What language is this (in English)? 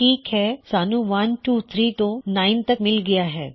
Punjabi